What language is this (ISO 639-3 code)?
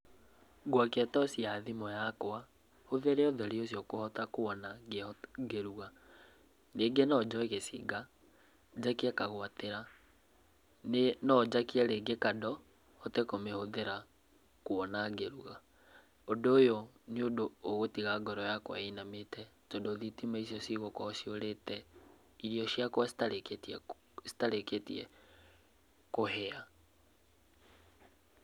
kik